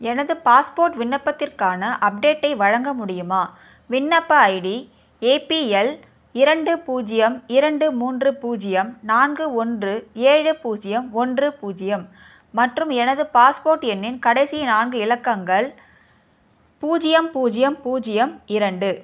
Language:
Tamil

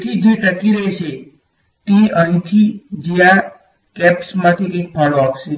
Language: Gujarati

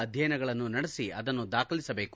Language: Kannada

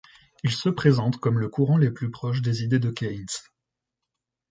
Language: French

